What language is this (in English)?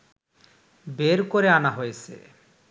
Bangla